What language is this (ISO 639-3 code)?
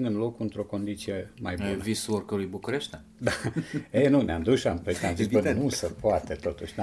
ron